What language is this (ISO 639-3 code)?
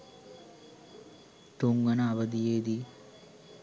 sin